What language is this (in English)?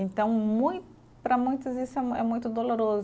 Portuguese